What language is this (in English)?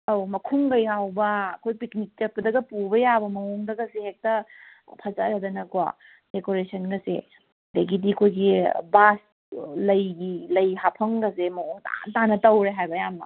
Manipuri